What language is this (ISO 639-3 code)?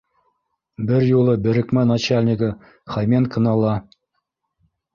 bak